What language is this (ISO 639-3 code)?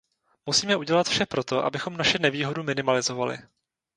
ces